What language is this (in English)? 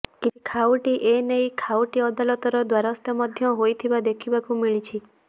Odia